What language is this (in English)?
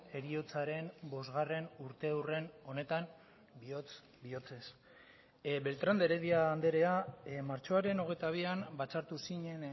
Basque